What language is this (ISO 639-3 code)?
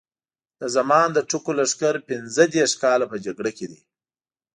pus